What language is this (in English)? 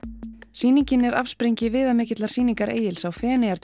Icelandic